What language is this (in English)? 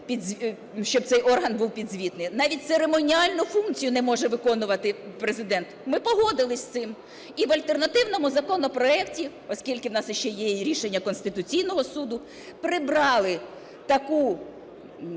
Ukrainian